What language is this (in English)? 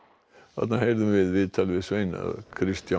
Icelandic